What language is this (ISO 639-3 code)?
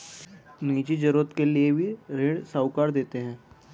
hin